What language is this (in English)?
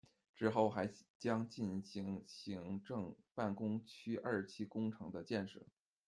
Chinese